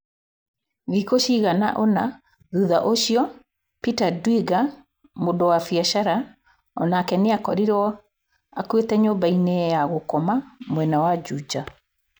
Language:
Kikuyu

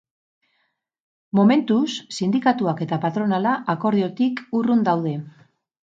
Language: Basque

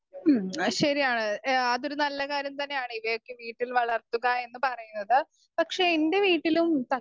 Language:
Malayalam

